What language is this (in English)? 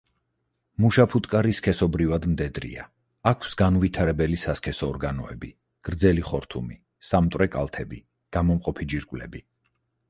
Georgian